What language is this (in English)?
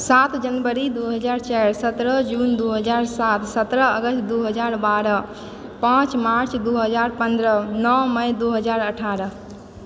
Maithili